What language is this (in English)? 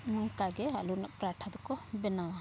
Santali